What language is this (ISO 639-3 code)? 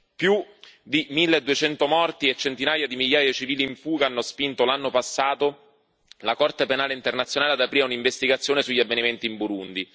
ita